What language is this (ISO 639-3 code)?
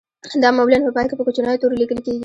pus